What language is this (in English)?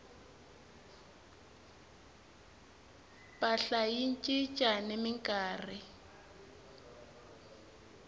Tsonga